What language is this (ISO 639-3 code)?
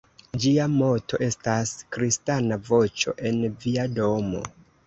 epo